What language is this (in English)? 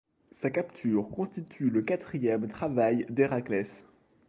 French